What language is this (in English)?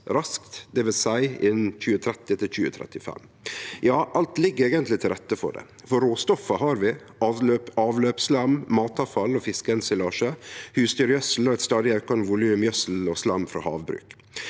Norwegian